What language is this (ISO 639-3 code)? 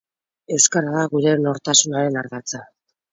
eus